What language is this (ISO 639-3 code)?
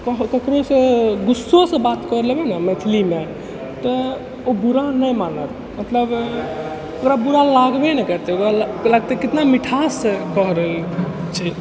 mai